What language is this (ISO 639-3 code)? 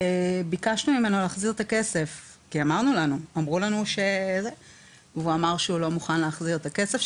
heb